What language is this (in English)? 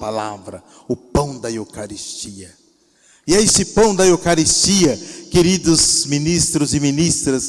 Portuguese